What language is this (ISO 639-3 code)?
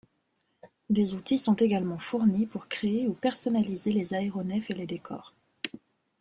fra